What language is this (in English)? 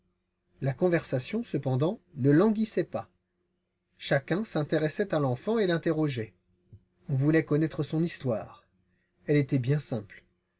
French